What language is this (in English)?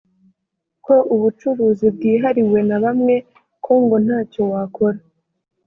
Kinyarwanda